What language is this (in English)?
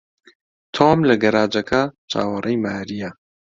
Central Kurdish